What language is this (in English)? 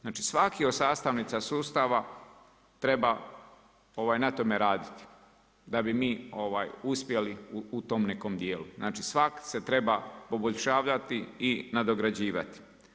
Croatian